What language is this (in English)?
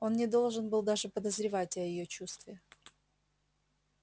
Russian